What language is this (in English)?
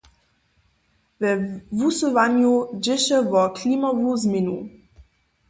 Upper Sorbian